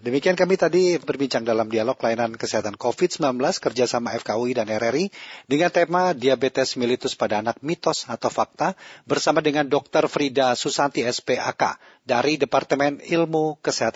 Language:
Indonesian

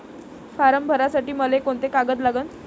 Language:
Marathi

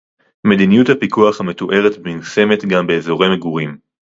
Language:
Hebrew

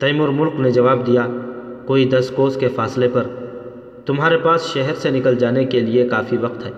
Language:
Urdu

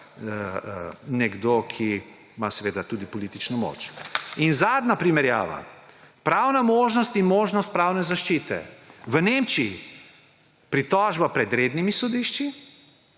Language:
Slovenian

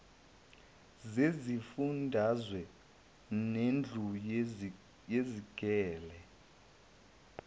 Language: Zulu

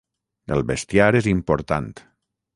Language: Catalan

